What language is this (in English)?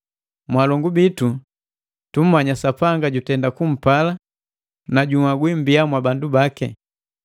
Matengo